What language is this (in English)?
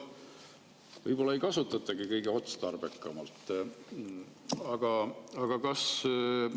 Estonian